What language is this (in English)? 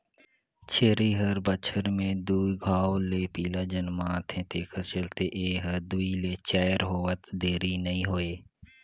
Chhattisgarhi